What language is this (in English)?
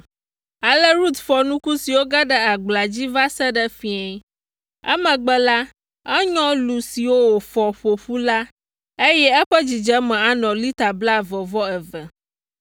Ewe